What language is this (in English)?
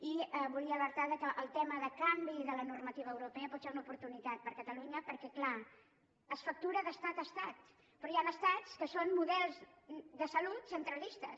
Catalan